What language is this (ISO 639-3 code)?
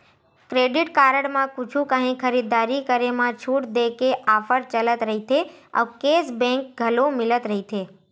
hne